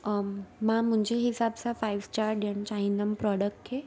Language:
Sindhi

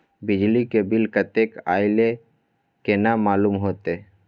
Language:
Maithili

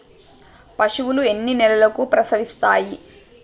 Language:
Telugu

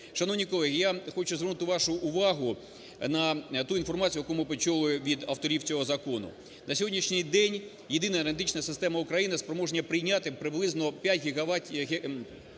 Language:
Ukrainian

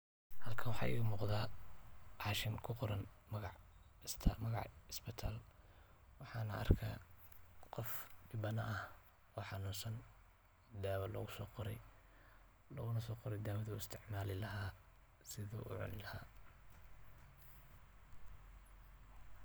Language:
Somali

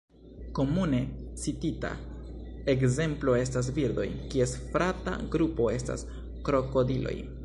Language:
Esperanto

